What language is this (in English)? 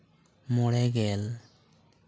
Santali